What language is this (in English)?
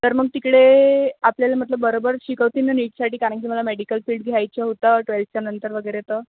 Marathi